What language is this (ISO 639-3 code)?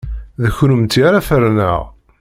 kab